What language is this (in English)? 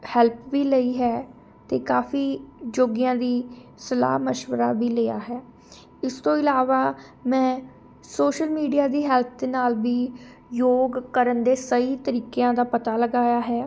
Punjabi